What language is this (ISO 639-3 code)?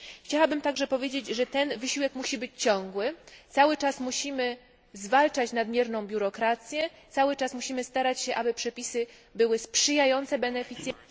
pol